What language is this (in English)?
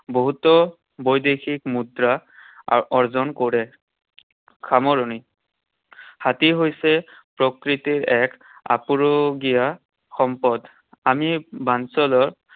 Assamese